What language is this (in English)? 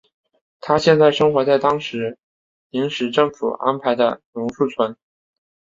Chinese